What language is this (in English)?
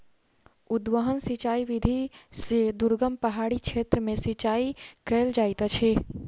Maithili